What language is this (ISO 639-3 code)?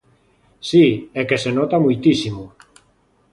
glg